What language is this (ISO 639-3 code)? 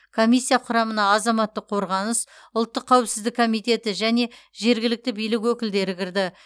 kaz